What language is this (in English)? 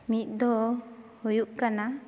Santali